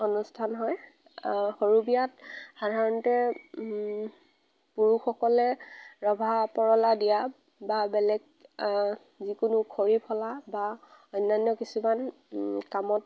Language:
Assamese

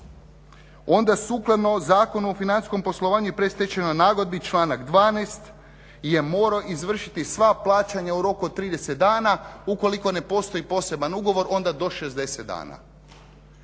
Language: Croatian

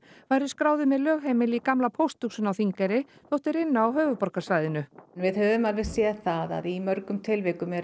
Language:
Icelandic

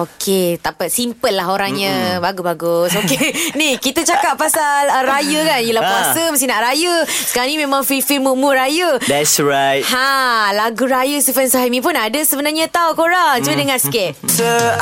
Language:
Malay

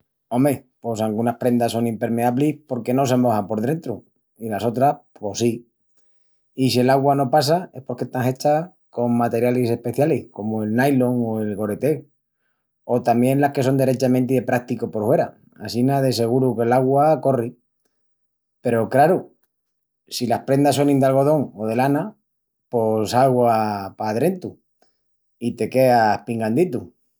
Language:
Extremaduran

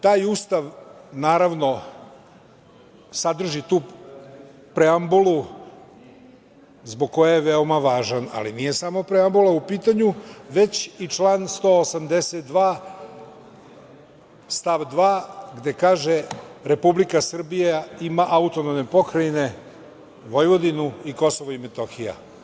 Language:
Serbian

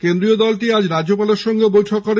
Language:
Bangla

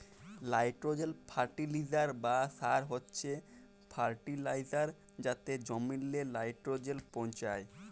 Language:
Bangla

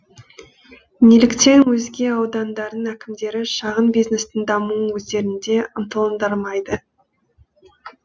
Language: Kazakh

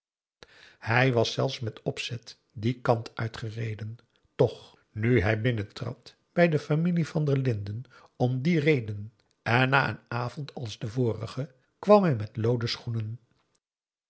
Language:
Dutch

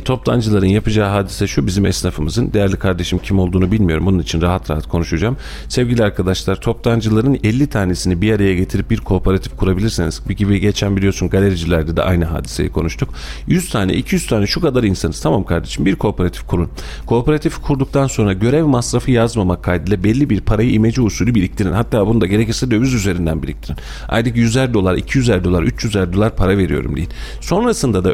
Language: Turkish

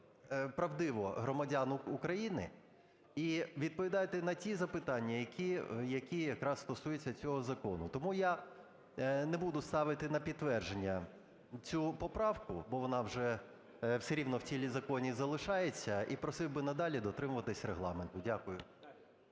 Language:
Ukrainian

